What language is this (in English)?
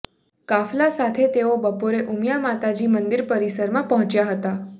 Gujarati